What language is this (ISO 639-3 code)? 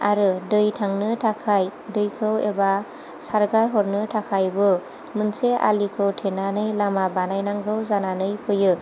brx